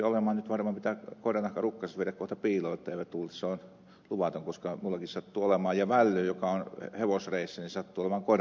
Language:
Finnish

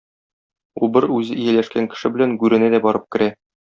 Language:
Tatar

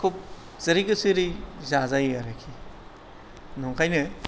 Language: Bodo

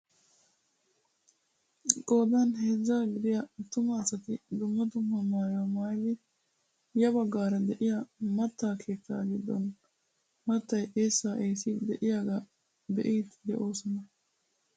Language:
Wolaytta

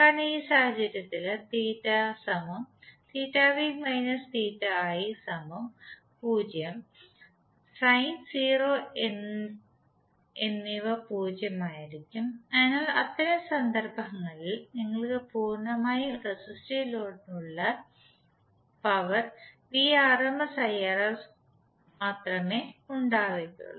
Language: Malayalam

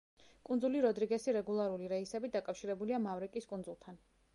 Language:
Georgian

